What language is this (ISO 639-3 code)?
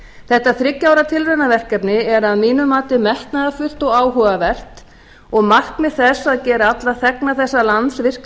isl